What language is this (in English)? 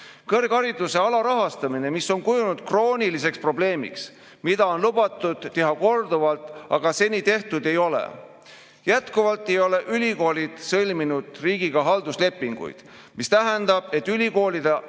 Estonian